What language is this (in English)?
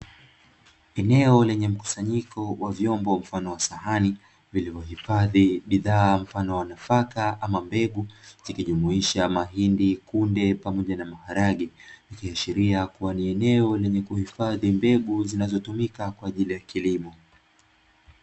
Swahili